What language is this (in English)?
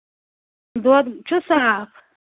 Kashmiri